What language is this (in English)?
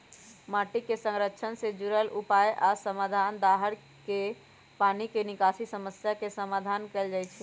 Magahi